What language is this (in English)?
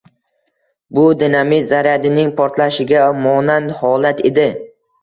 Uzbek